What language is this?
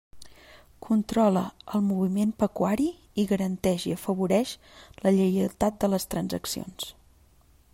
Catalan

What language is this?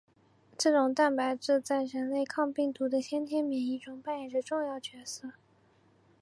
Chinese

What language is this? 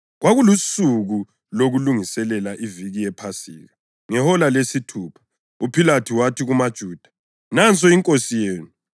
North Ndebele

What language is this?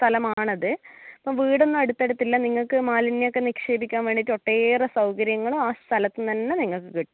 Malayalam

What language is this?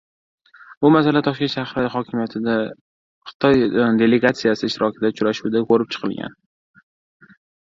Uzbek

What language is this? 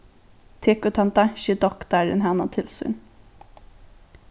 Faroese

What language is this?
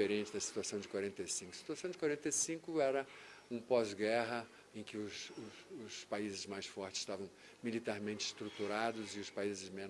Portuguese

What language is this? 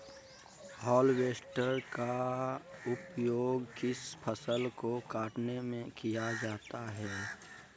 Magahi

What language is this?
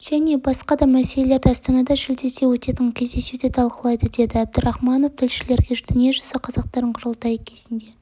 Kazakh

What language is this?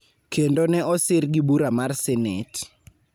Luo (Kenya and Tanzania)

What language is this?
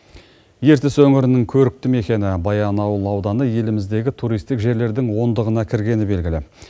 Kazakh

